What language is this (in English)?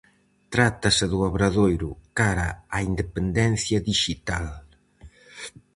Galician